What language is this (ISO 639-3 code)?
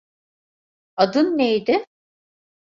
tur